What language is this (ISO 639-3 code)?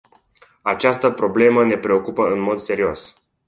ron